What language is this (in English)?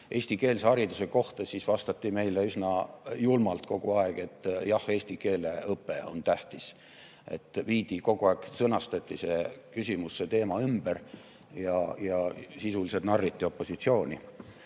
Estonian